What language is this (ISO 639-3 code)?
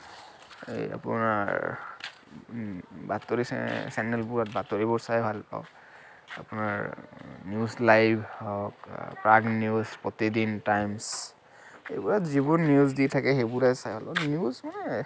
asm